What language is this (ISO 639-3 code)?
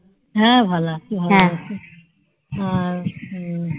ben